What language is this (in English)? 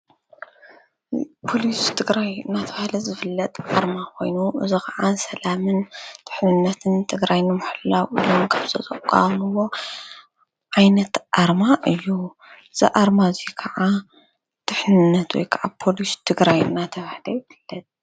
Tigrinya